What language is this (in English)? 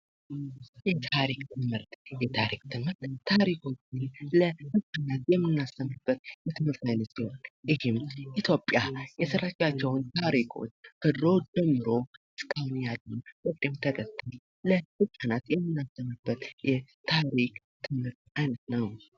Amharic